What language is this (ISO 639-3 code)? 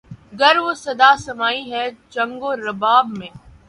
urd